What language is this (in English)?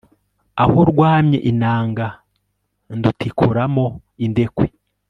Kinyarwanda